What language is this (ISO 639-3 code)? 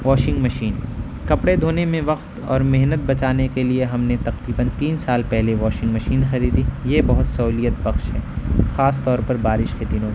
urd